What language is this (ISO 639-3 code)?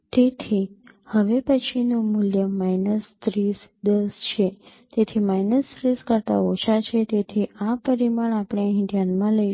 guj